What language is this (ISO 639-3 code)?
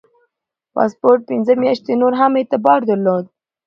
pus